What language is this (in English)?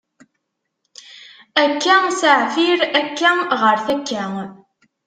Kabyle